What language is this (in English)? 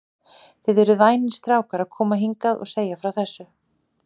Icelandic